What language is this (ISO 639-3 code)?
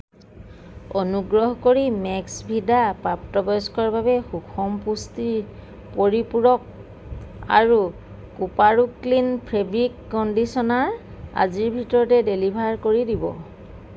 asm